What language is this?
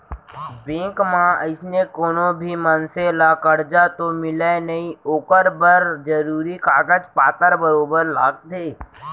Chhattisgarhi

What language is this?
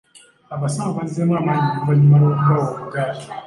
Ganda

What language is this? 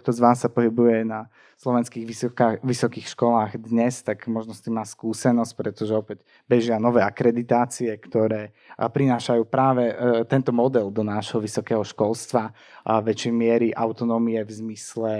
Slovak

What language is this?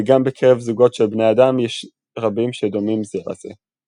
Hebrew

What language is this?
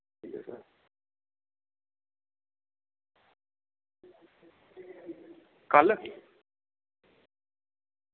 Dogri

